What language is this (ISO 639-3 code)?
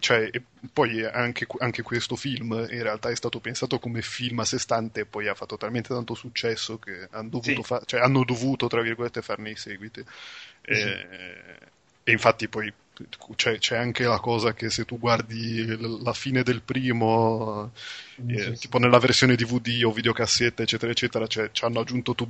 ita